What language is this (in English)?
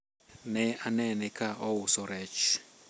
Luo (Kenya and Tanzania)